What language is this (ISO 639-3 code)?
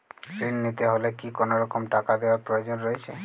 ben